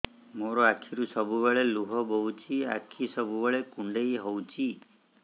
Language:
Odia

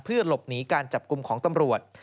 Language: Thai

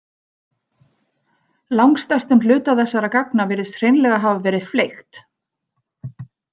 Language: Icelandic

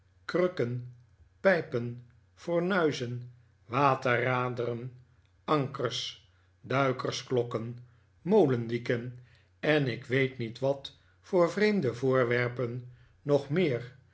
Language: Dutch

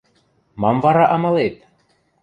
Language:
Western Mari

